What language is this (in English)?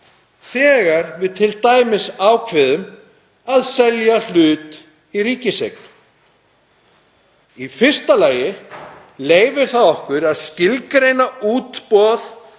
Icelandic